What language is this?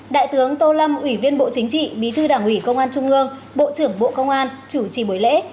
Vietnamese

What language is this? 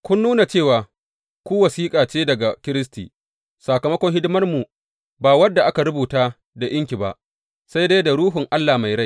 Hausa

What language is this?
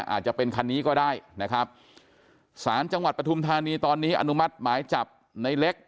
Thai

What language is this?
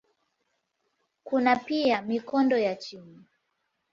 Swahili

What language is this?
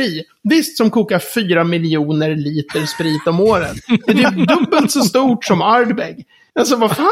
Swedish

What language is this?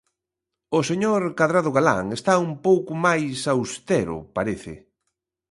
Galician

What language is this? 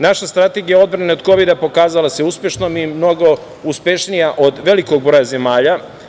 Serbian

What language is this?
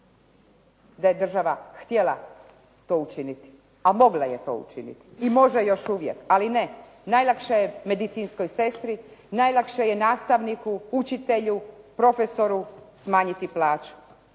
Croatian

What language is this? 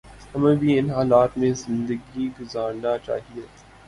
Urdu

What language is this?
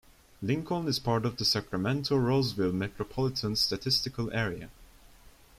English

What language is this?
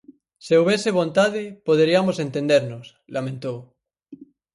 Galician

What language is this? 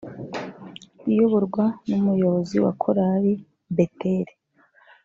Kinyarwanda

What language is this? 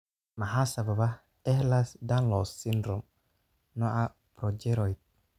Somali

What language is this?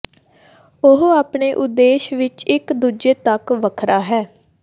Punjabi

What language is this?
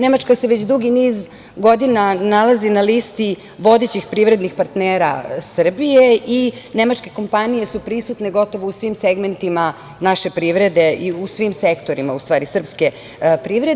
Serbian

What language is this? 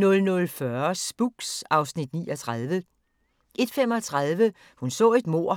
Danish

